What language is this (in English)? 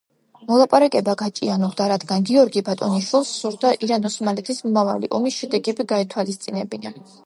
Georgian